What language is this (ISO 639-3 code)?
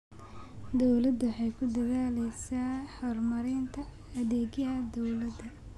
som